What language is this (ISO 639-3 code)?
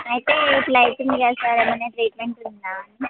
tel